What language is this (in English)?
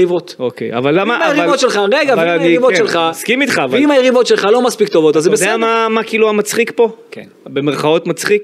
Hebrew